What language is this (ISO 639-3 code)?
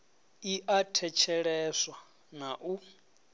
ven